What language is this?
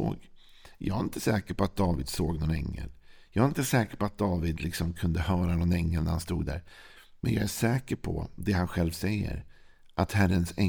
Swedish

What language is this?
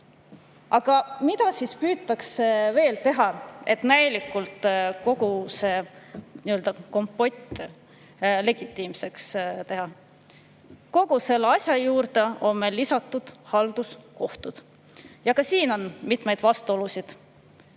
Estonian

